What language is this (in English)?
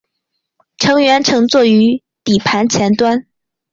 Chinese